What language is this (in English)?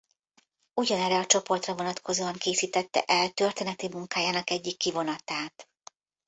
Hungarian